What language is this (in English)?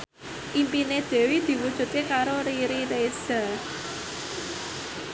Javanese